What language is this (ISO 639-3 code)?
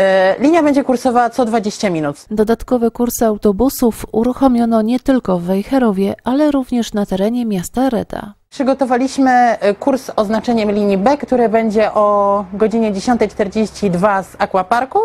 pol